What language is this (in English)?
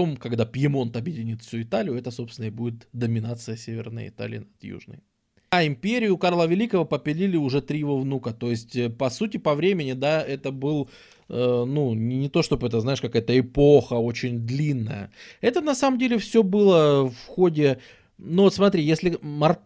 Russian